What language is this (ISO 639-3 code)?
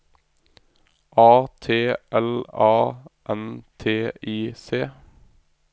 nor